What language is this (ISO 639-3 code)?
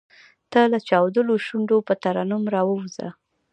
pus